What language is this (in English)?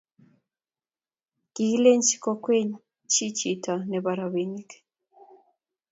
Kalenjin